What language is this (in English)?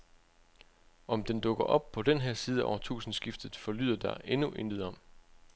Danish